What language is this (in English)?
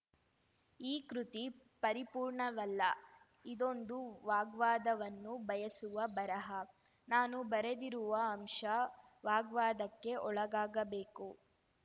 Kannada